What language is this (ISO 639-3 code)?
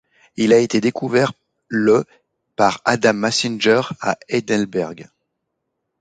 fra